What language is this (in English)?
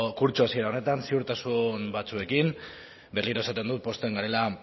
Basque